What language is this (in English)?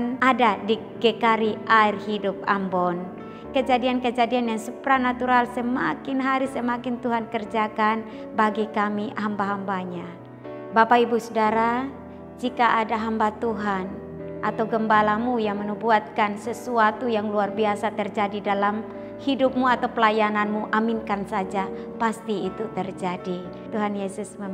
Indonesian